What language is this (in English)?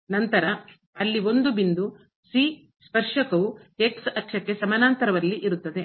Kannada